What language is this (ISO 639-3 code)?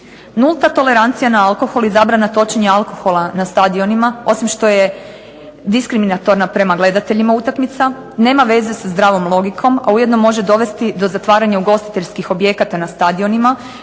hrv